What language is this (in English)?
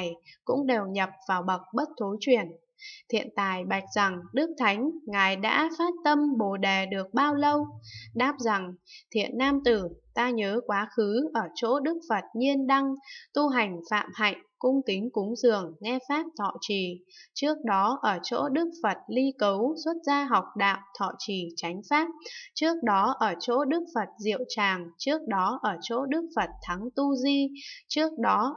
Vietnamese